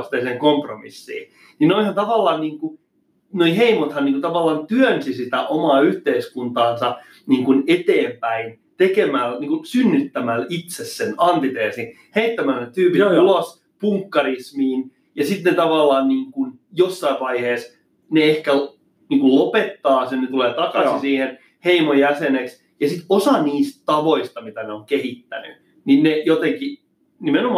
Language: Finnish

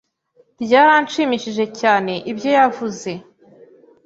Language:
Kinyarwanda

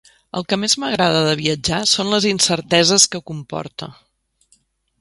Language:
Catalan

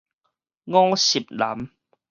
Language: Min Nan Chinese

